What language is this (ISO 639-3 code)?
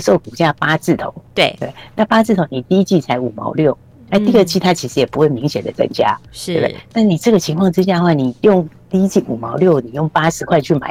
zho